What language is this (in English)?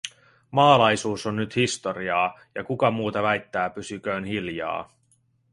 Finnish